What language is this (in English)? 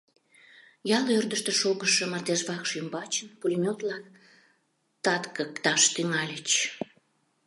Mari